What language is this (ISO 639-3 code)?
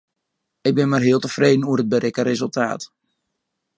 fry